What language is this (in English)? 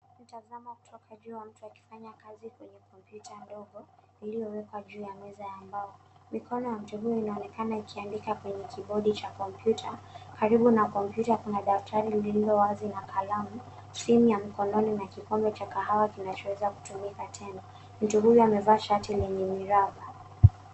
Swahili